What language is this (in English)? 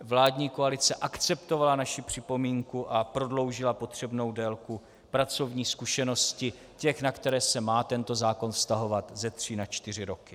Czech